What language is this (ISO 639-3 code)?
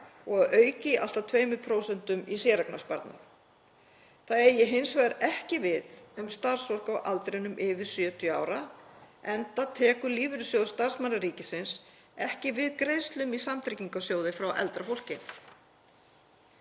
isl